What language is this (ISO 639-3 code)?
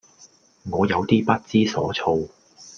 yue